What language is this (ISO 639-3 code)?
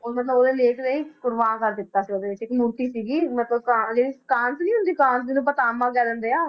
pan